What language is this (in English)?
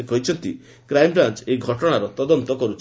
Odia